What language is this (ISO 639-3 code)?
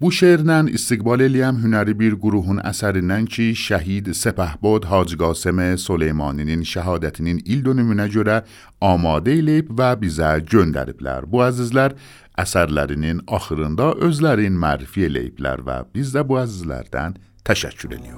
fas